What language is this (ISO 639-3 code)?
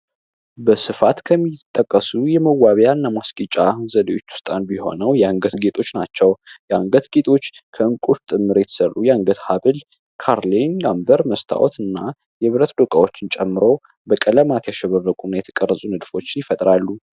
amh